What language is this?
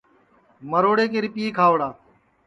Sansi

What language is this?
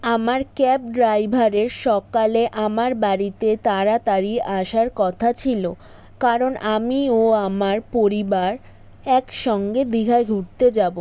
Bangla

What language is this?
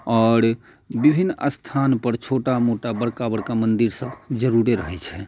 Maithili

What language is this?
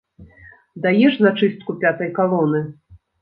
Belarusian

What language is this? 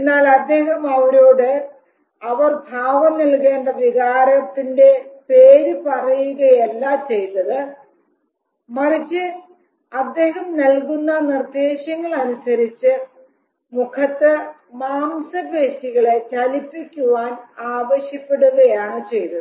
Malayalam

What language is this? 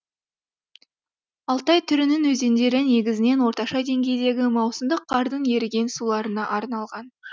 Kazakh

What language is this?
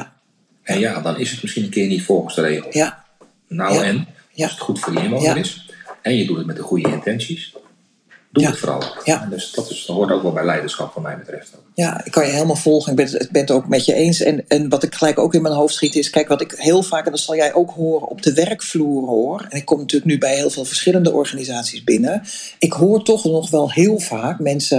Dutch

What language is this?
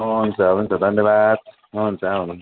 Nepali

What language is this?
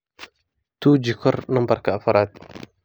Somali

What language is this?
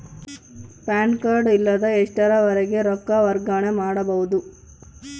Kannada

